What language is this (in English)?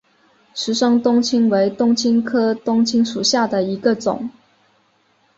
Chinese